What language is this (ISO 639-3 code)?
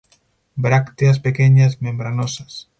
spa